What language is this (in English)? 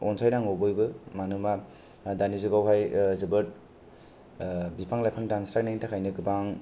Bodo